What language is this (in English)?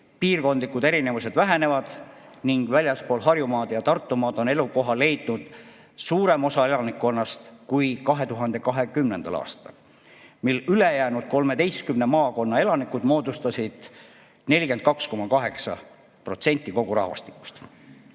Estonian